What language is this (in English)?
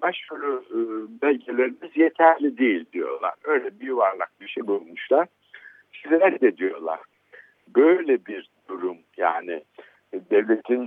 Turkish